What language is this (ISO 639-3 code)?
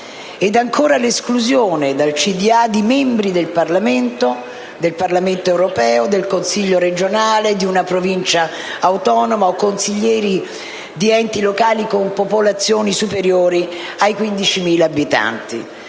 ita